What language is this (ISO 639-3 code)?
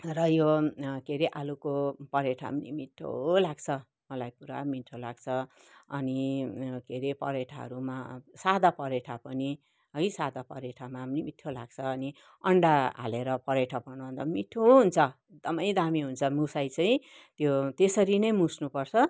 nep